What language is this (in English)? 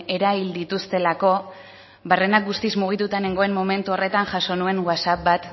Basque